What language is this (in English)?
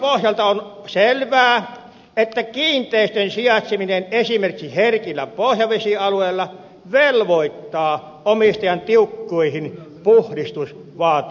Finnish